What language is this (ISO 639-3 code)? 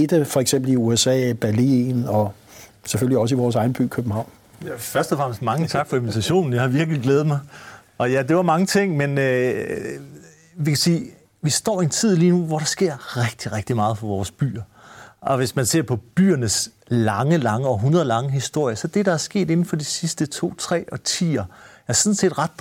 dan